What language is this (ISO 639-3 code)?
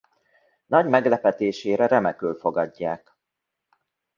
hun